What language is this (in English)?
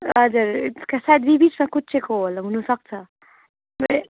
Nepali